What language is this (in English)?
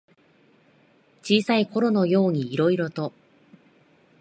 Japanese